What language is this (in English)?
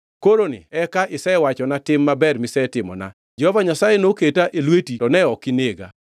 Luo (Kenya and Tanzania)